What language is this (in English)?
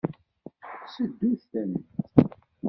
Kabyle